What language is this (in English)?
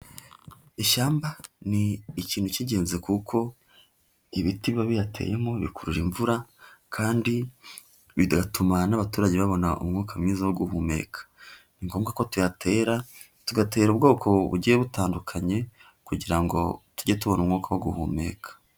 Kinyarwanda